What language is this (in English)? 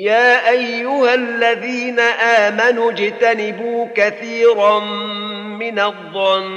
Arabic